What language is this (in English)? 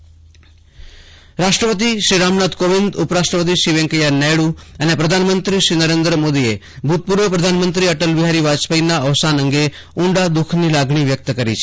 Gujarati